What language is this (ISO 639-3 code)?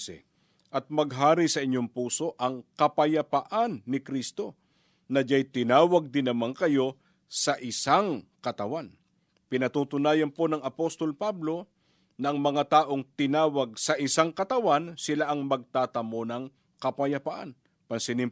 fil